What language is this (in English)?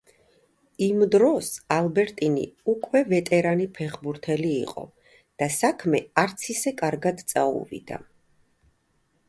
Georgian